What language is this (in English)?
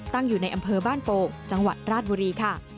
Thai